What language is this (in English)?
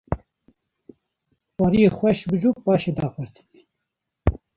Kurdish